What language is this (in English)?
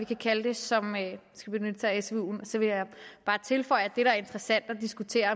Danish